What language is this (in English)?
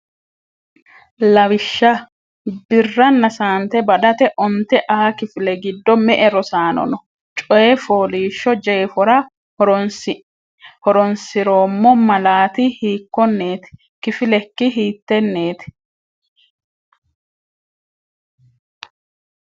Sidamo